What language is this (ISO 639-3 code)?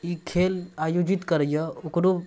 mai